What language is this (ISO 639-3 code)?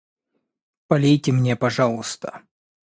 rus